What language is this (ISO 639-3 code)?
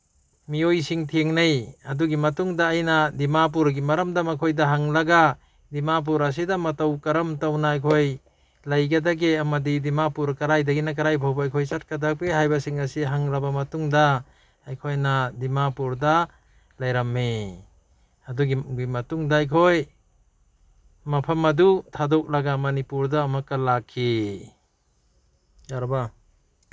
mni